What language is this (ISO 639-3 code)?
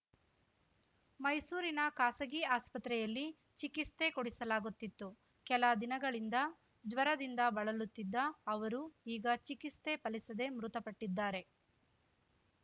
kan